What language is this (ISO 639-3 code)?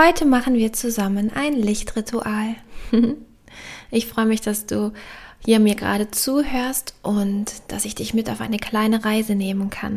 deu